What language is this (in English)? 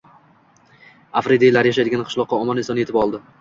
Uzbek